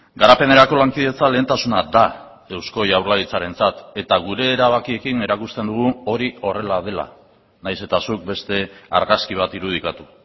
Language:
Basque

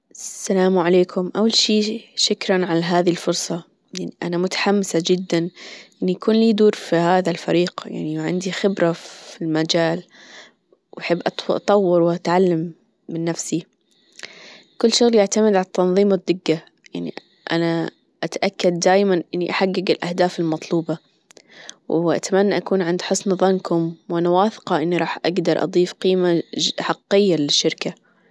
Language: Gulf Arabic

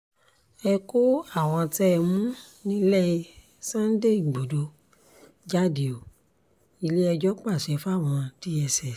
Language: Yoruba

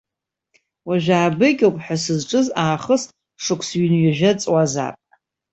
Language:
Abkhazian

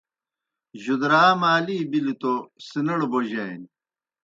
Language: Kohistani Shina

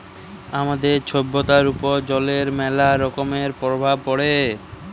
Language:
Bangla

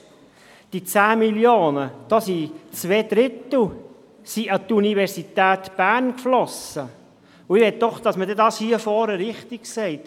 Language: Swiss German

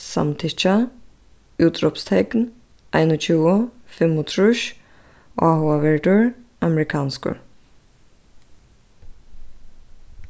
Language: Faroese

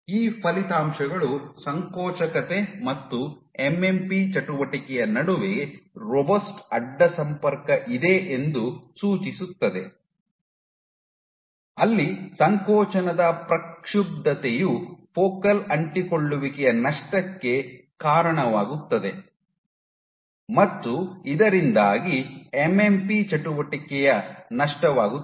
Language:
Kannada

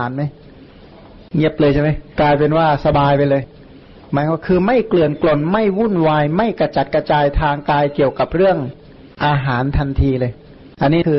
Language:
Thai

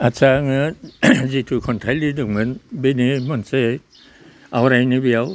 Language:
Bodo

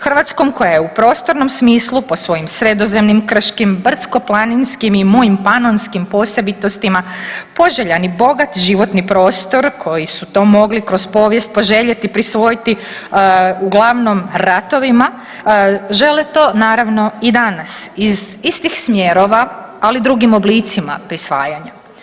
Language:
Croatian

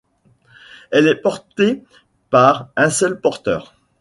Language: French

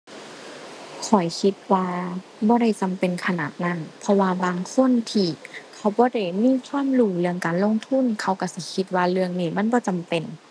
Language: Thai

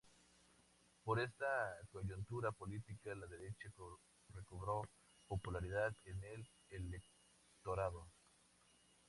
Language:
Spanish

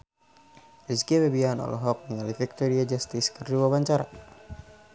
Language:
Sundanese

